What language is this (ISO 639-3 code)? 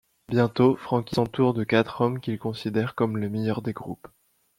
fra